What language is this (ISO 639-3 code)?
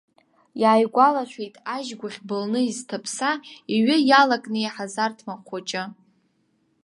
abk